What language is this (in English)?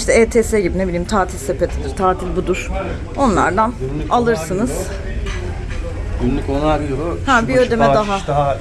Turkish